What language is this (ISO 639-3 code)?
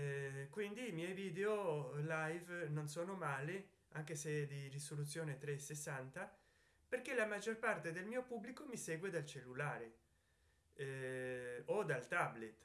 ita